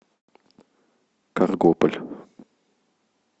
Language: Russian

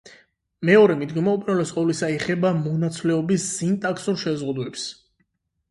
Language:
Georgian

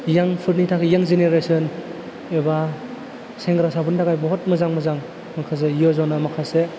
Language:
Bodo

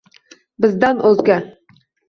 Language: Uzbek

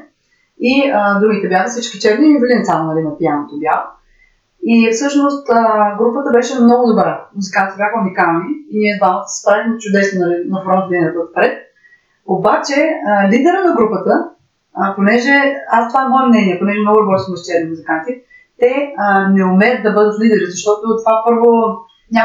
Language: Bulgarian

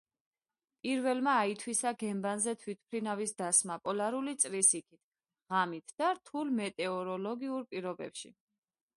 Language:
Georgian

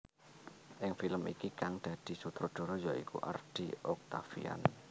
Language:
Javanese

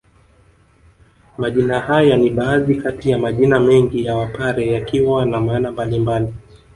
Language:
Swahili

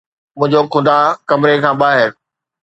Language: Sindhi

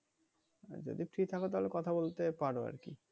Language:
Bangla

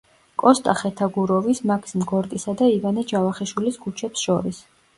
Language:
Georgian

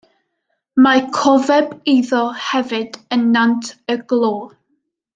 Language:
Welsh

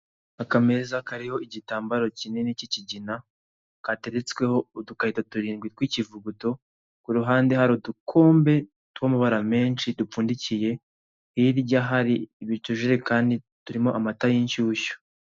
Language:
Kinyarwanda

